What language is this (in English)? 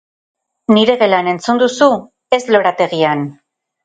Basque